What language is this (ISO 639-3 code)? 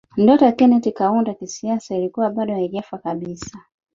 swa